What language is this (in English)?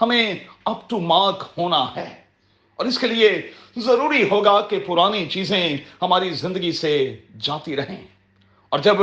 Urdu